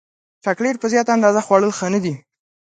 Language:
Pashto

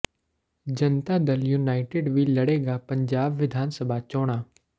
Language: Punjabi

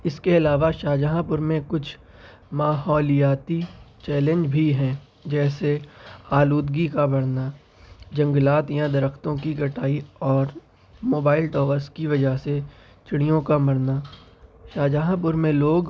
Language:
Urdu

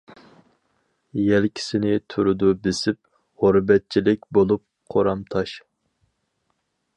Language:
Uyghur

